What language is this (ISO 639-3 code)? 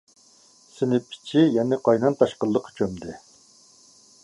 uig